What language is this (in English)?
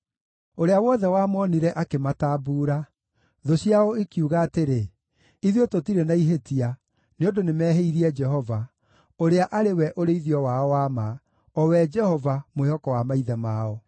Kikuyu